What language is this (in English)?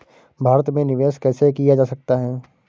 Hindi